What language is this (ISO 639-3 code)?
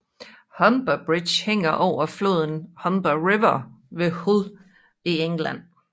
dan